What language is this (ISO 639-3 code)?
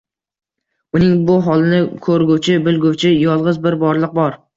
uzb